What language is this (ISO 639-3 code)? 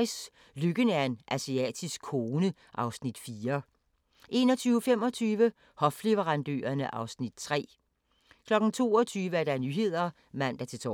dan